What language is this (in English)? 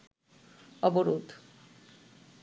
Bangla